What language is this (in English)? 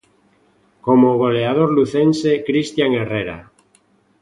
Galician